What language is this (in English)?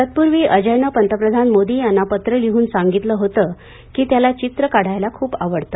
Marathi